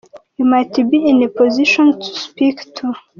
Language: Kinyarwanda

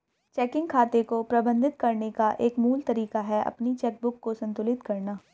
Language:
Hindi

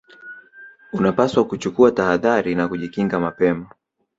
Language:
Swahili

